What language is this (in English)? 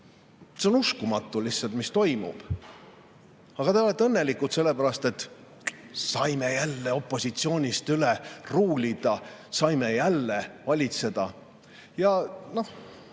Estonian